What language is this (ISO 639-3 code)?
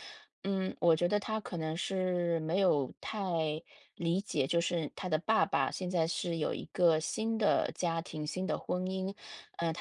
zho